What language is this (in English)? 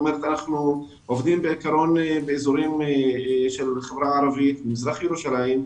Hebrew